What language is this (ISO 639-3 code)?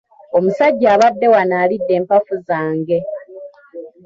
lug